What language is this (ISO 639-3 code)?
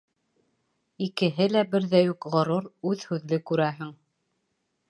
bak